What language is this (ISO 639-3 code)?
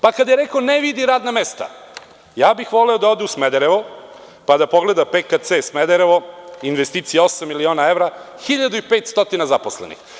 srp